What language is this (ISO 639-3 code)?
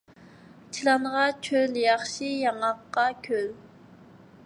uig